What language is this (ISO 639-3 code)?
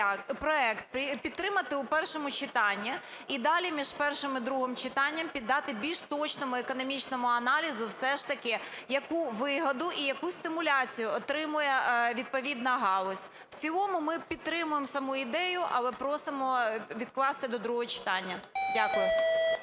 ukr